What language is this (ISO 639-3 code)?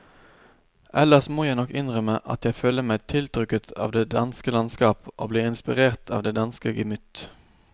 nor